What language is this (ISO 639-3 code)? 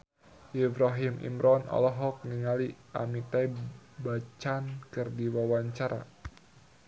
sun